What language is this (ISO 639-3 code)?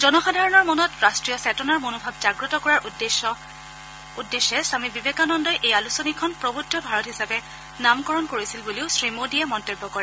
asm